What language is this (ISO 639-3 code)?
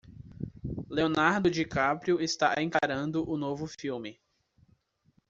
por